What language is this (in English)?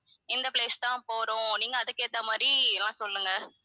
Tamil